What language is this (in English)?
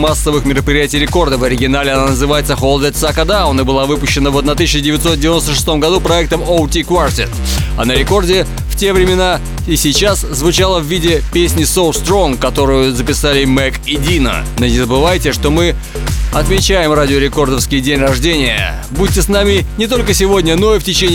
Russian